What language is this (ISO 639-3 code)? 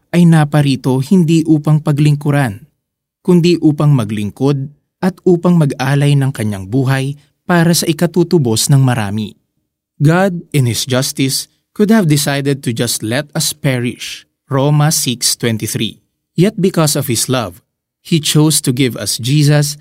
fil